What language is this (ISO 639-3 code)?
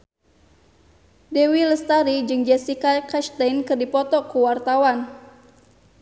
sun